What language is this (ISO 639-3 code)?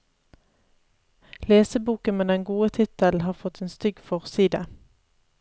nor